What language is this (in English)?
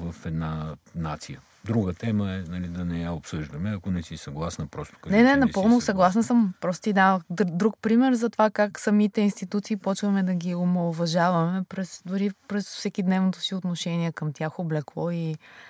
Bulgarian